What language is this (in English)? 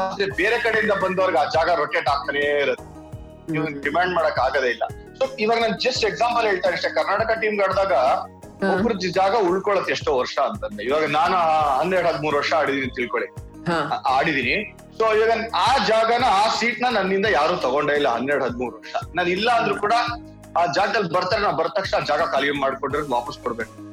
Kannada